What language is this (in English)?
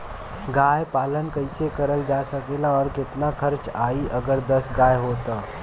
Bhojpuri